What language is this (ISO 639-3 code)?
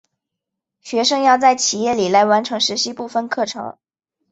zho